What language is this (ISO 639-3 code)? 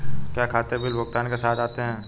hin